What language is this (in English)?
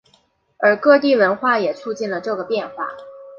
Chinese